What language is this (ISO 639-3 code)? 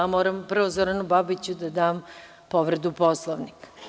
srp